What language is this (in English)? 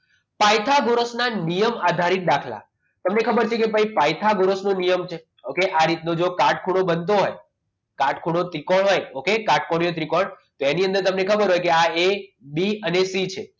Gujarati